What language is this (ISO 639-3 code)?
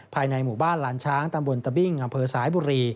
tha